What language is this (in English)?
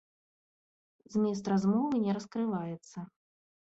Belarusian